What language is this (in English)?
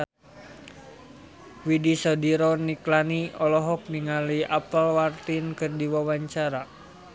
Sundanese